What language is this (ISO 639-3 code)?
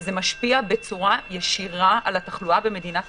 heb